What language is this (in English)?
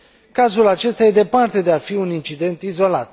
Romanian